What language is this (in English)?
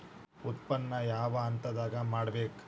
Kannada